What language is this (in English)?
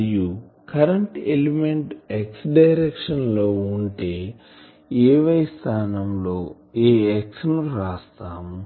Telugu